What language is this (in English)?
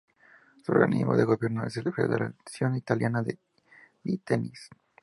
Spanish